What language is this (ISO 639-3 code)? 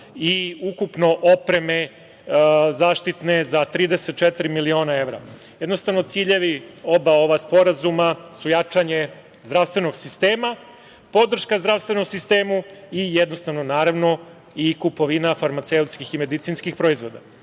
srp